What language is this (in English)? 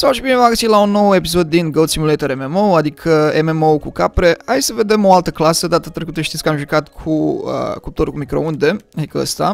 Romanian